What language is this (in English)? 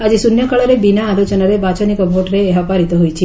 Odia